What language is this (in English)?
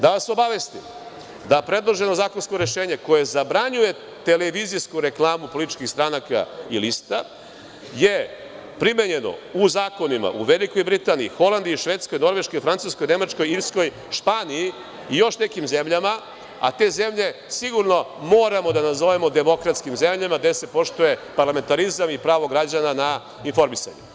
Serbian